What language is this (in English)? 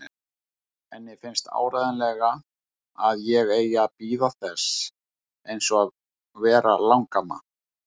Icelandic